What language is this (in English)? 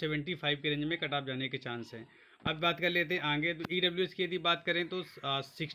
Hindi